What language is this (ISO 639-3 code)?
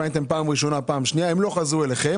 heb